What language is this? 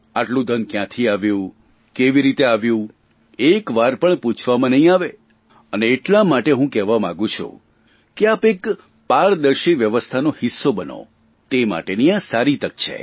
Gujarati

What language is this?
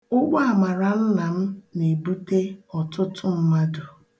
Igbo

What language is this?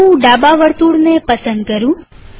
Gujarati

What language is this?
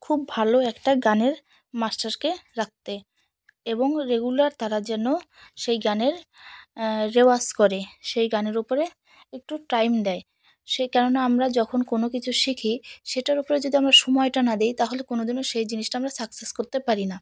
Bangla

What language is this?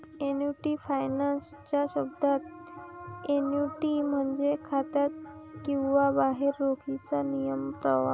Marathi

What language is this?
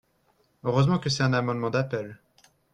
French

